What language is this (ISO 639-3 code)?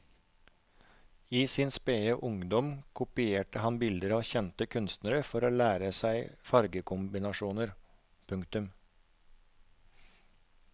nor